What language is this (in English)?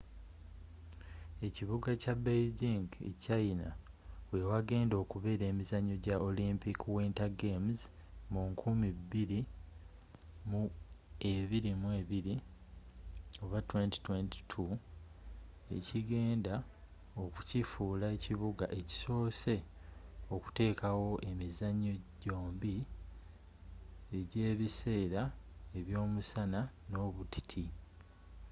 Ganda